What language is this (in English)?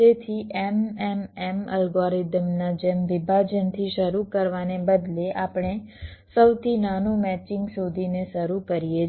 Gujarati